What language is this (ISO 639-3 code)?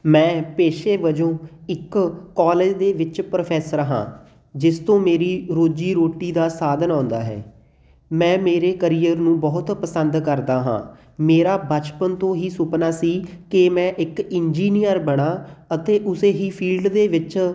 pan